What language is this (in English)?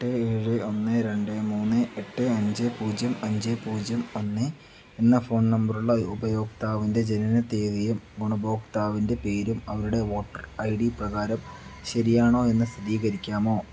Malayalam